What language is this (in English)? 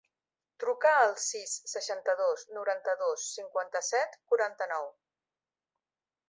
Catalan